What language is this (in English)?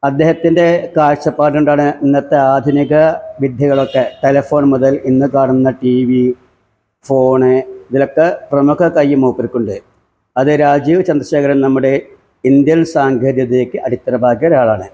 Malayalam